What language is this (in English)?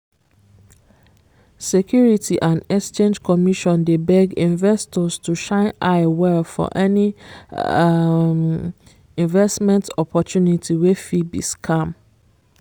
Nigerian Pidgin